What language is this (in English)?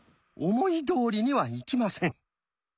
Japanese